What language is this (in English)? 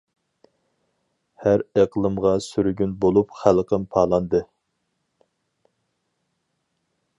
Uyghur